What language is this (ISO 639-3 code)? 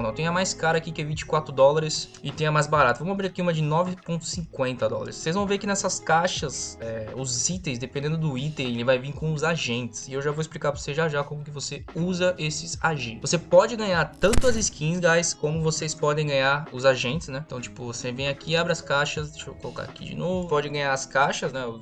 por